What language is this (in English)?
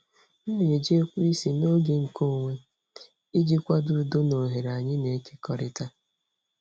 Igbo